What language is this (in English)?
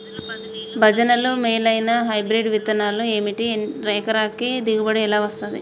Telugu